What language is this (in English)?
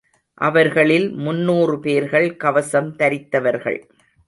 Tamil